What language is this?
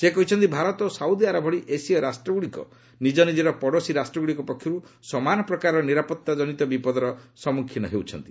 Odia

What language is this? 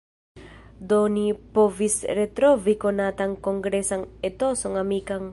Esperanto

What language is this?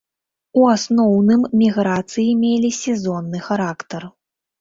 Belarusian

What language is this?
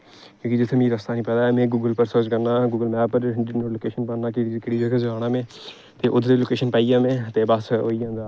Dogri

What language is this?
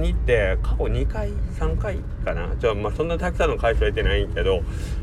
Japanese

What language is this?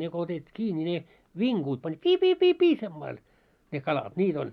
Finnish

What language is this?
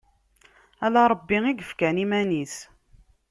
Kabyle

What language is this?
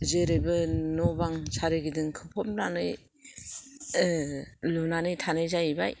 Bodo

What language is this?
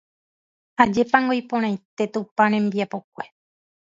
Guarani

